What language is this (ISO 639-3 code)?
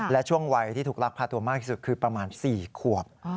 tha